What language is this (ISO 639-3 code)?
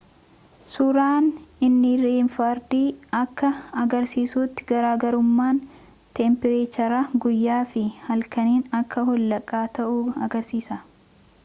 orm